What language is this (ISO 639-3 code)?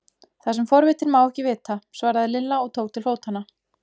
isl